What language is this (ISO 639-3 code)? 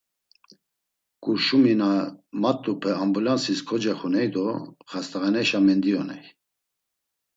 lzz